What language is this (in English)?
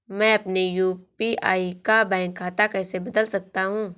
Hindi